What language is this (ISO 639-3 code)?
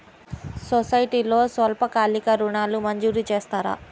tel